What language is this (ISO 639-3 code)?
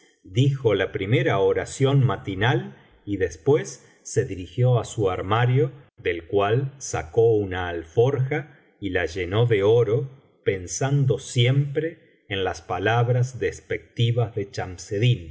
spa